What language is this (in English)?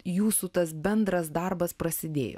Lithuanian